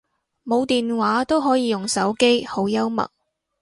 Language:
Cantonese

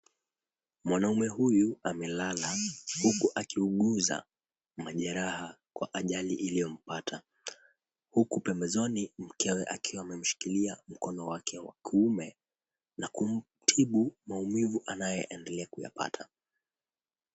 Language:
Swahili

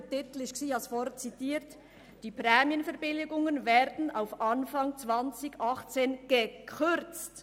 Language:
Swiss German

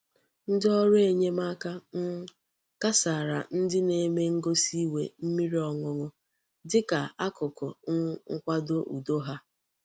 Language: Igbo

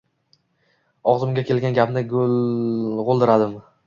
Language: Uzbek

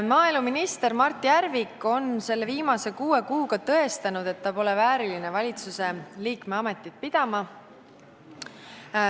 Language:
Estonian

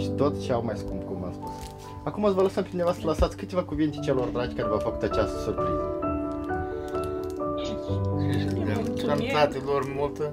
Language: Romanian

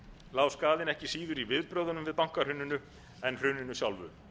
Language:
Icelandic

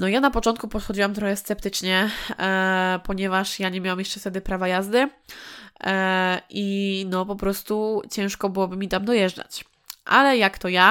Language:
Polish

